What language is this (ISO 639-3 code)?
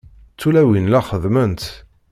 kab